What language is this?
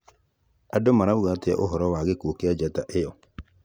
Kikuyu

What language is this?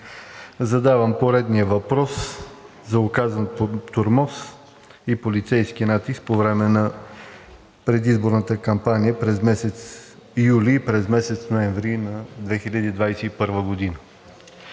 Bulgarian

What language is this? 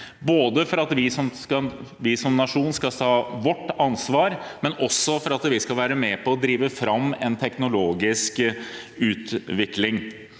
Norwegian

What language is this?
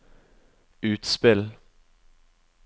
Norwegian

